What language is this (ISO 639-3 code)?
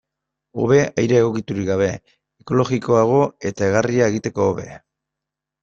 eus